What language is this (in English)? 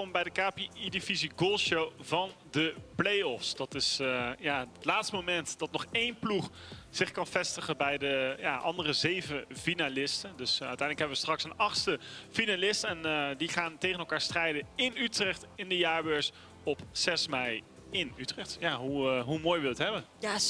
Dutch